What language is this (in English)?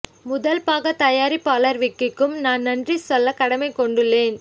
Tamil